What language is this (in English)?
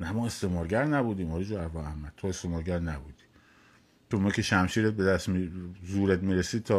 Persian